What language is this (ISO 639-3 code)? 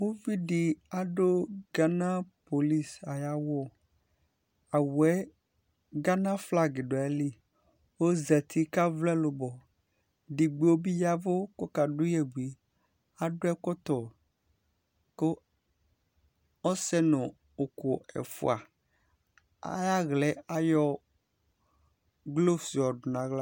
kpo